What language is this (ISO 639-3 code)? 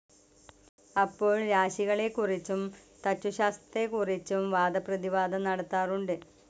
mal